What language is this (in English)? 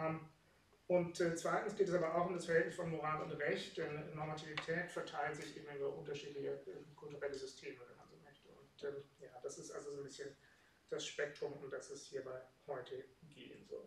German